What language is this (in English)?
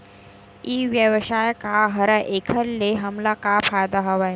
Chhattisgarhi